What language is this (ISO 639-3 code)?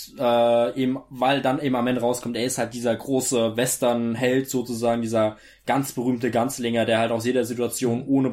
deu